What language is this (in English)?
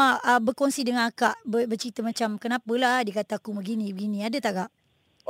Malay